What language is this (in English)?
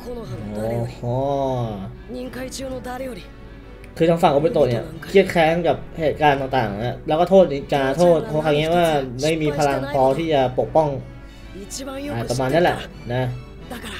Thai